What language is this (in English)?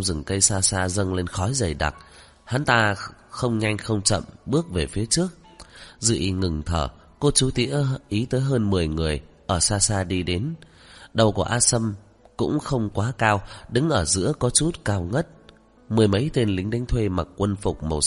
Vietnamese